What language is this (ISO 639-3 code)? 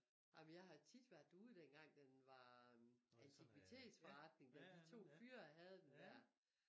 dan